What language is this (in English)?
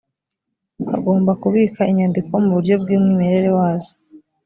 Kinyarwanda